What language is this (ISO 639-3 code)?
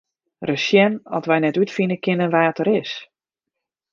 fry